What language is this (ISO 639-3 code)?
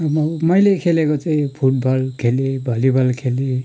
nep